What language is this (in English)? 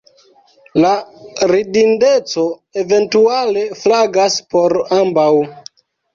Esperanto